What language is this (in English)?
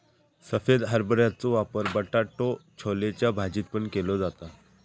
Marathi